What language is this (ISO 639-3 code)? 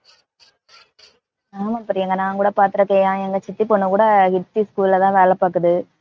tam